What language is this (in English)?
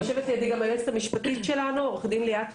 Hebrew